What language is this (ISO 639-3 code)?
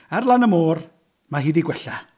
cym